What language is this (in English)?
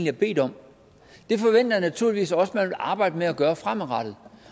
Danish